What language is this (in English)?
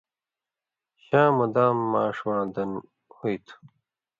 Indus Kohistani